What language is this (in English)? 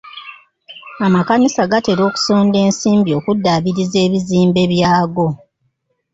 Ganda